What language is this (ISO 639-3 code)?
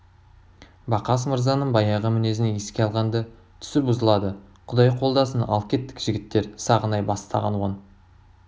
kaz